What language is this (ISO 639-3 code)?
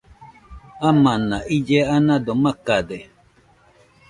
hux